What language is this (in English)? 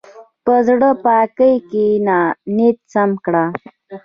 Pashto